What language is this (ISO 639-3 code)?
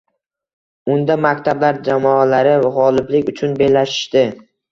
uzb